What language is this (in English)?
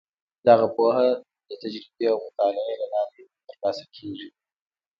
Pashto